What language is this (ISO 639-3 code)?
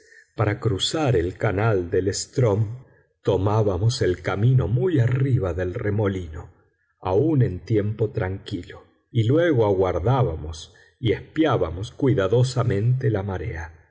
spa